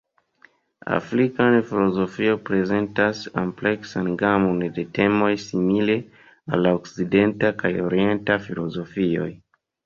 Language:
Esperanto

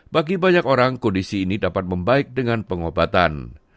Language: Indonesian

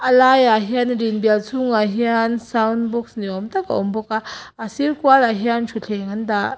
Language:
Mizo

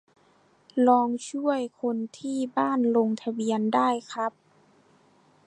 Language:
Thai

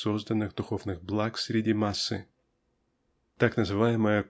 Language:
Russian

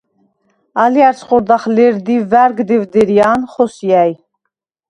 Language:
Svan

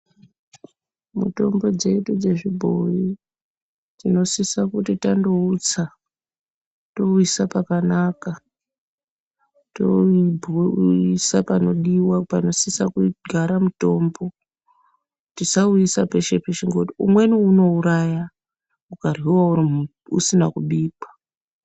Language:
Ndau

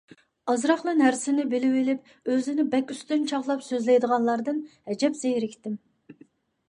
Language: Uyghur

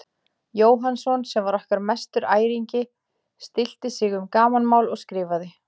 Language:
Icelandic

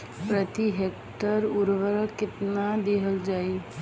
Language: Bhojpuri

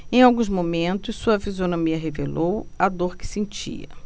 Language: Portuguese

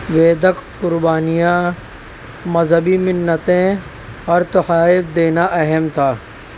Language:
Urdu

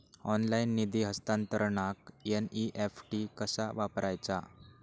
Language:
Marathi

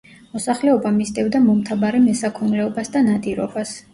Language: Georgian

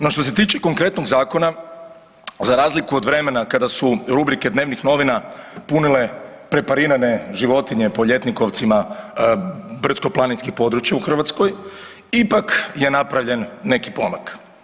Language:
Croatian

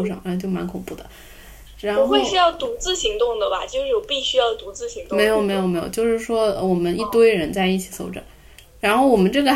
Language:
Chinese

